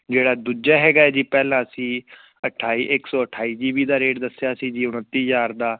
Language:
Punjabi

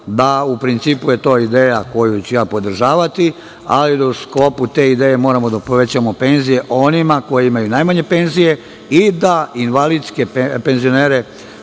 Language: Serbian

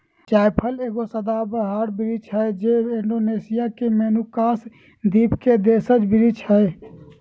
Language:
Magahi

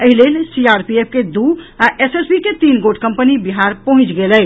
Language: Maithili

